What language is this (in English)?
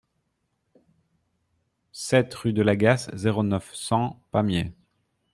French